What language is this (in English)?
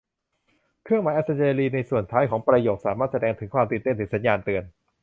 Thai